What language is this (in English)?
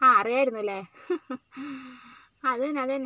Malayalam